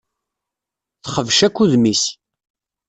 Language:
Kabyle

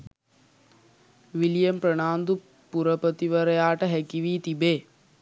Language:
Sinhala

